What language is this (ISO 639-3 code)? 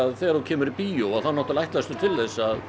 isl